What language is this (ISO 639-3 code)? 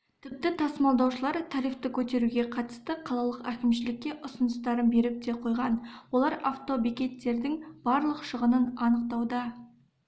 kaz